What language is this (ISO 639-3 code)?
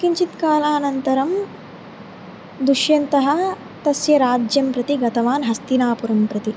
san